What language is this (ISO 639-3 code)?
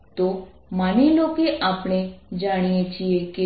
guj